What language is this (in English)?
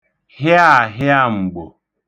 Igbo